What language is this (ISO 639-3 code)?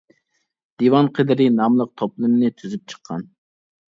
uig